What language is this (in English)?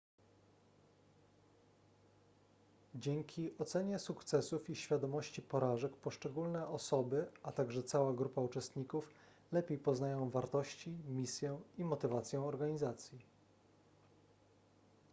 Polish